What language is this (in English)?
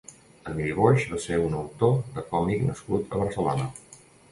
Catalan